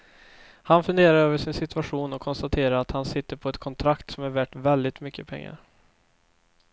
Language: Swedish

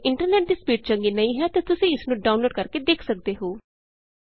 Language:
Punjabi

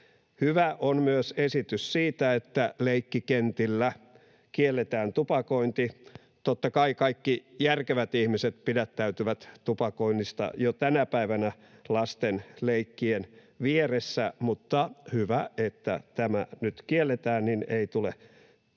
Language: Finnish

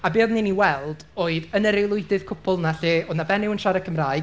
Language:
Welsh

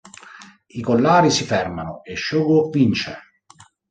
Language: Italian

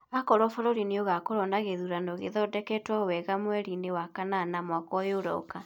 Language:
Kikuyu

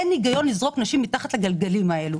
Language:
Hebrew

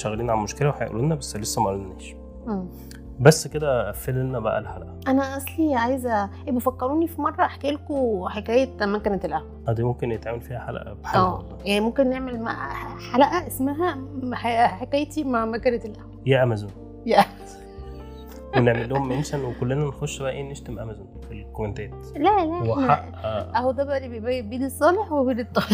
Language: Arabic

